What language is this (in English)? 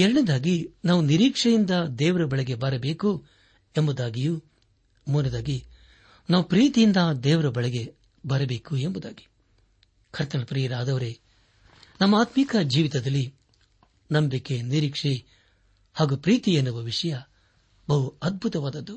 Kannada